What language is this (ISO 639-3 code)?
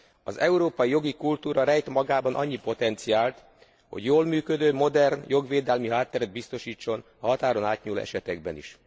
hun